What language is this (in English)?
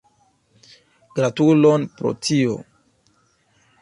Esperanto